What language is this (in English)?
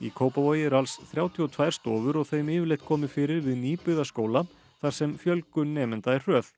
Icelandic